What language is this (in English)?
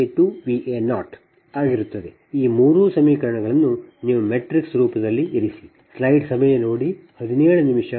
Kannada